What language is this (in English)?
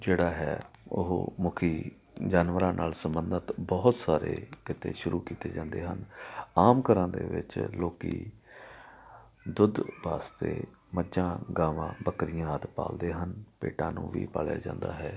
Punjabi